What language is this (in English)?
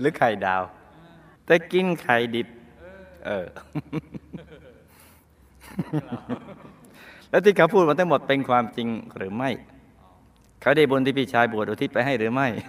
Thai